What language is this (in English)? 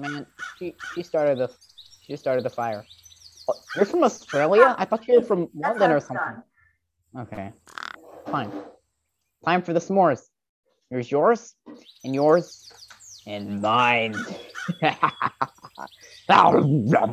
English